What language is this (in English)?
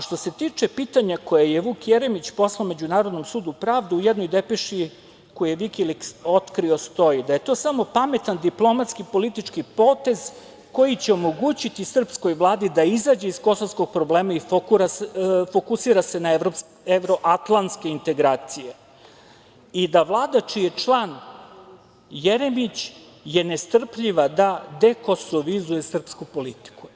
Serbian